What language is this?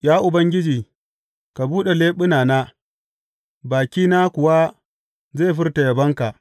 Hausa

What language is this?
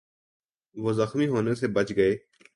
Urdu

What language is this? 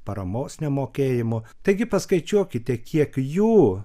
Lithuanian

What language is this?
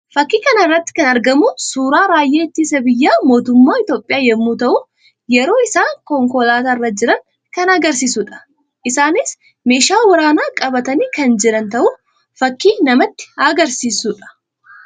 Oromo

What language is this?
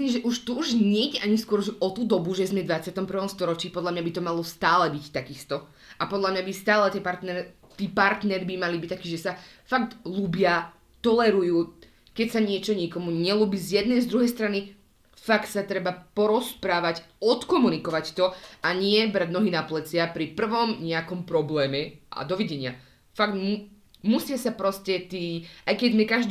Slovak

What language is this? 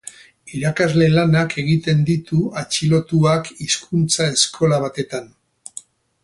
Basque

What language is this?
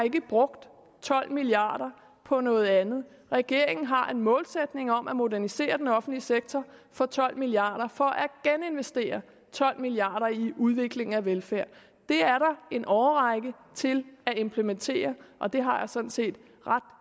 Danish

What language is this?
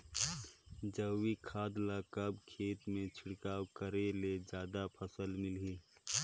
Chhattisgarhi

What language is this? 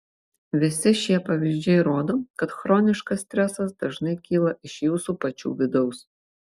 Lithuanian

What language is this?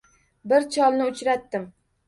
Uzbek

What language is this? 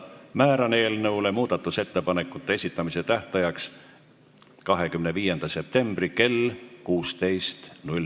Estonian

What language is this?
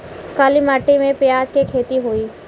Bhojpuri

